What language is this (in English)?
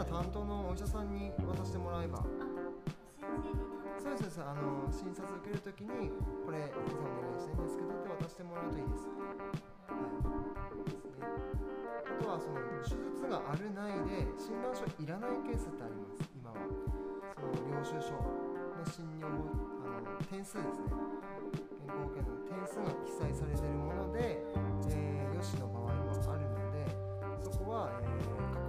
Japanese